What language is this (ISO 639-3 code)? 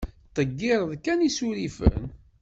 kab